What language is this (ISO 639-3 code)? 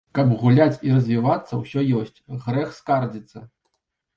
bel